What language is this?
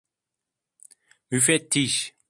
Turkish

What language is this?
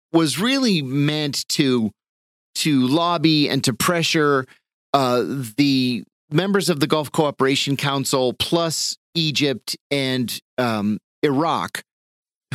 English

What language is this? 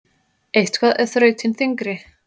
Icelandic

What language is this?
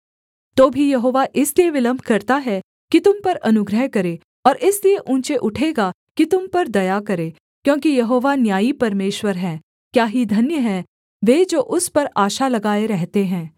Hindi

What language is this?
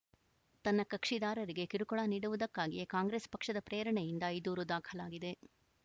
Kannada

